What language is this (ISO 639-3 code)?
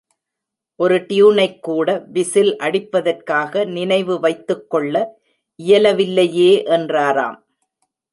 tam